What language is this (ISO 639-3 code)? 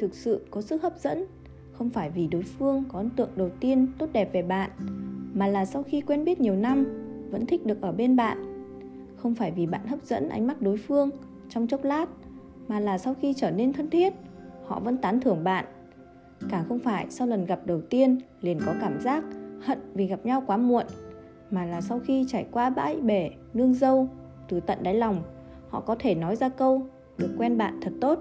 vie